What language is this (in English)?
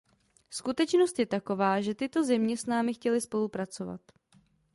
Czech